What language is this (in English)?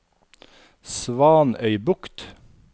Norwegian